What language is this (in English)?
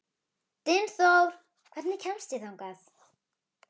Icelandic